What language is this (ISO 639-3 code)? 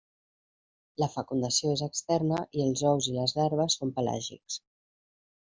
cat